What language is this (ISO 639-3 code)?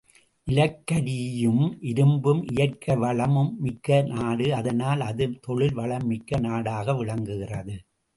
tam